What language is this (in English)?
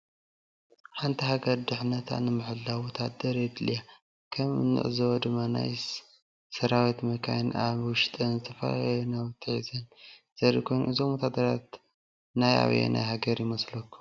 Tigrinya